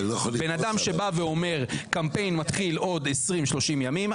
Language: Hebrew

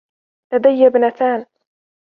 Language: Arabic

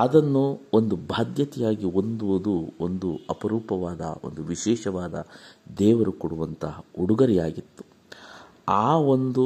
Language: Kannada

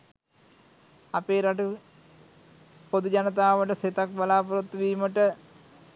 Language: Sinhala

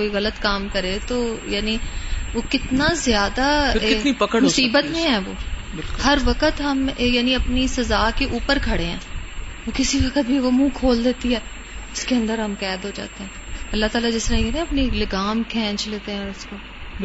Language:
Urdu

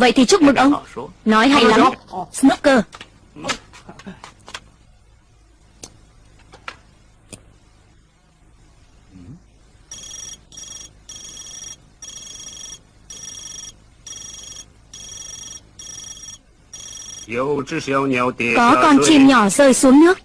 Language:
Vietnamese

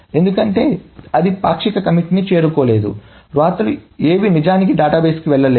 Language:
Telugu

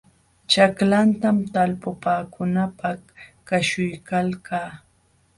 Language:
Jauja Wanca Quechua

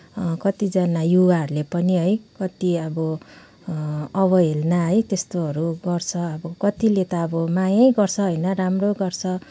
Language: Nepali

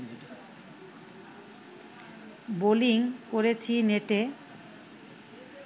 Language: Bangla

